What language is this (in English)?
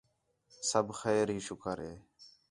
Khetrani